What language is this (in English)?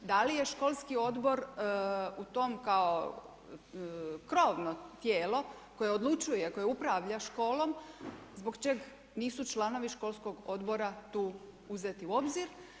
Croatian